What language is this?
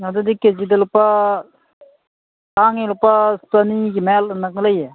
Manipuri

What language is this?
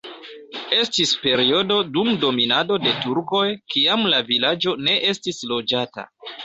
Esperanto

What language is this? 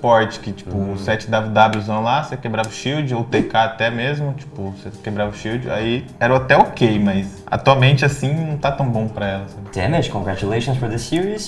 Portuguese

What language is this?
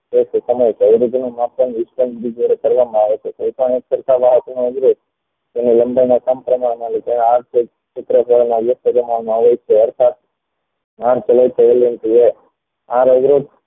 Gujarati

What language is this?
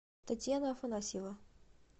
Russian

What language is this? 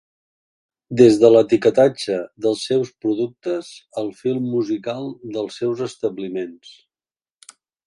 Catalan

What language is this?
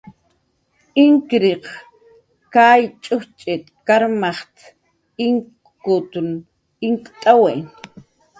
Jaqaru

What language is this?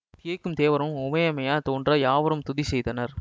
Tamil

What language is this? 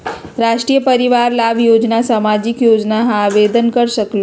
Magahi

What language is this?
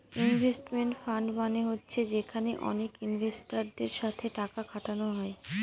Bangla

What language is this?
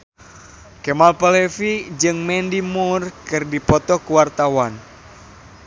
Sundanese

